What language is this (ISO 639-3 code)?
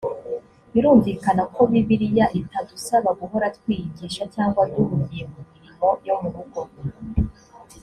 kin